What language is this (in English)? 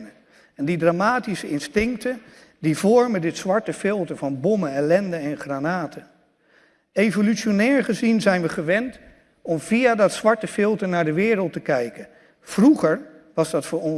Dutch